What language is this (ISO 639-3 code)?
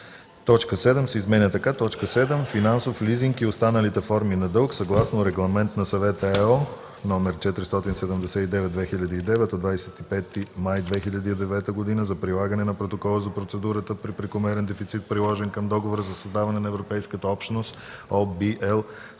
bul